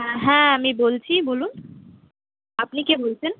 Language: Bangla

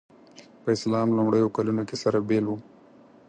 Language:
Pashto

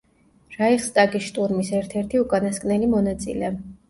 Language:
Georgian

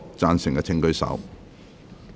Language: Cantonese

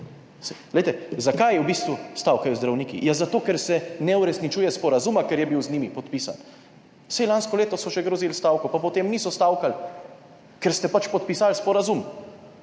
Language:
Slovenian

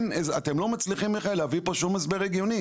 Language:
Hebrew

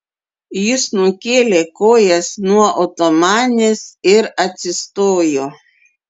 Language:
Lithuanian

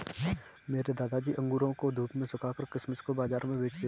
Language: Hindi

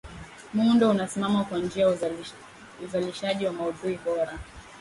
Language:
Swahili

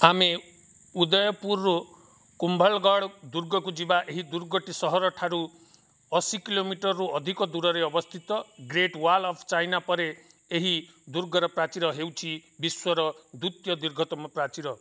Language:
Odia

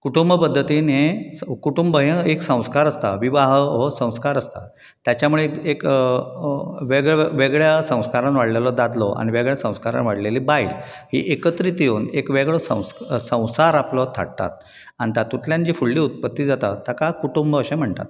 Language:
Konkani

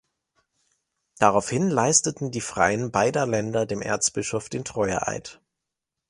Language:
German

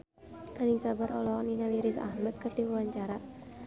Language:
Sundanese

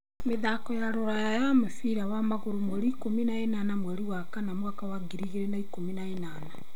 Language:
Kikuyu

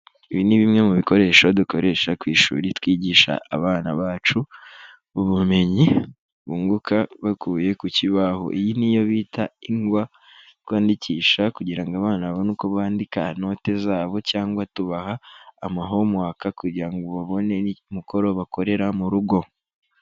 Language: Kinyarwanda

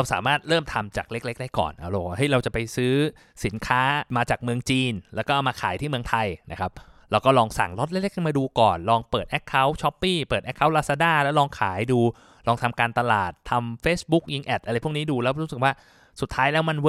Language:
Thai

